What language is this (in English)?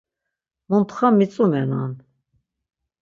Laz